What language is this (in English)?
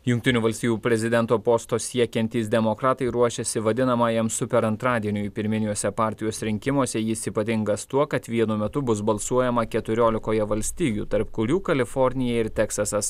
Lithuanian